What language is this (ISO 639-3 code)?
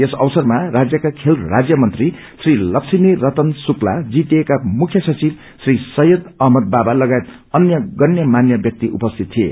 nep